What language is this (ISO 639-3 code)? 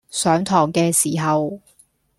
yue